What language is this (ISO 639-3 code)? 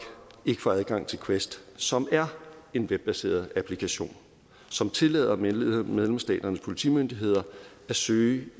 dan